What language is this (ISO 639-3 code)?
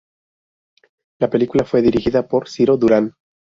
spa